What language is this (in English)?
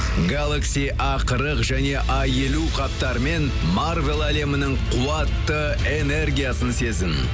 Kazakh